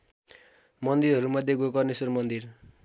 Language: Nepali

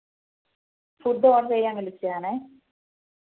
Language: Malayalam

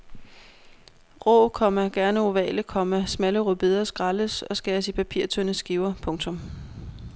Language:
Danish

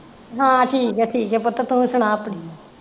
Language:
Punjabi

